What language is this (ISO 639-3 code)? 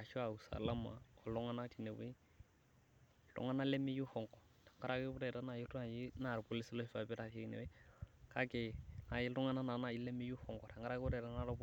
mas